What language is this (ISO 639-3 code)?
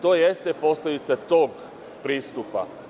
srp